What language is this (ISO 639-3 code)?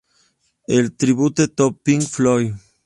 spa